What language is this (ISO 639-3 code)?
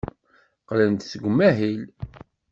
kab